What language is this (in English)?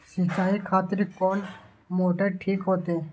Maithili